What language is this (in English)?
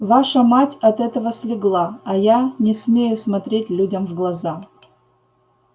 Russian